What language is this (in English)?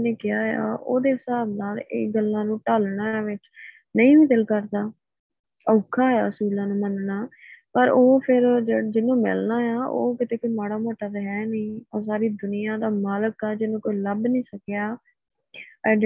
Punjabi